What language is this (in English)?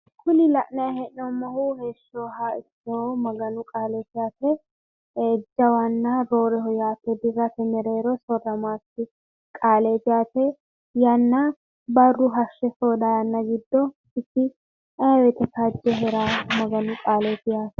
Sidamo